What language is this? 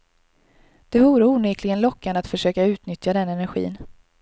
Swedish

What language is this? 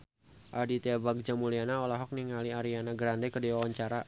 Sundanese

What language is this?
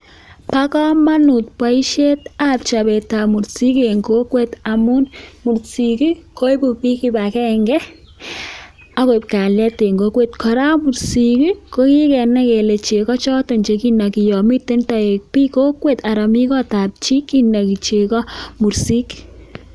Kalenjin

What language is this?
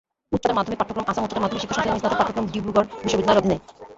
Bangla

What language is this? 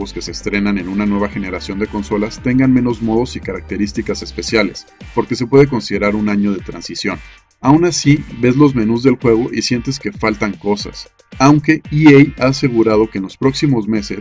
Spanish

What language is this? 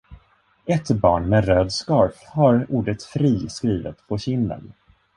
Swedish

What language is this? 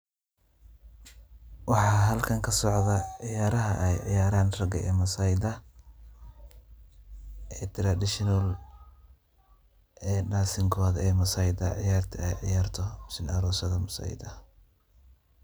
Somali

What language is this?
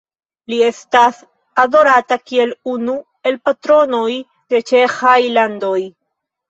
Esperanto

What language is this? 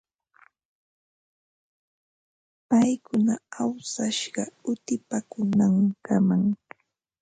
Ambo-Pasco Quechua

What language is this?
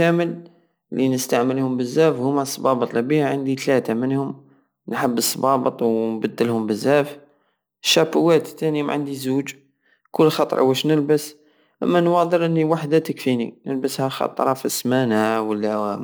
Algerian Saharan Arabic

